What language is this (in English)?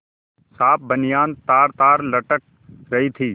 Hindi